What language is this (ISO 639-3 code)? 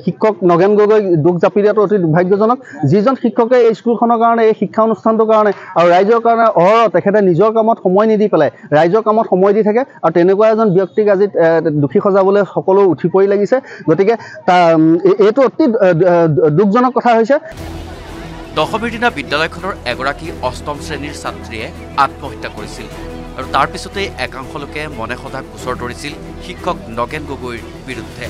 hin